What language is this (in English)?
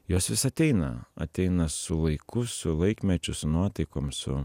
Lithuanian